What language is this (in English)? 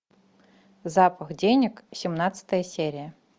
Russian